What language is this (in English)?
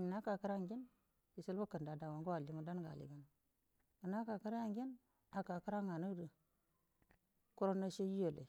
Buduma